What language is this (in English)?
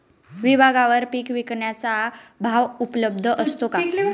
Marathi